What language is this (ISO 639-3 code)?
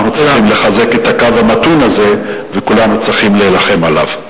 heb